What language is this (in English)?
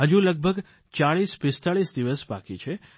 Gujarati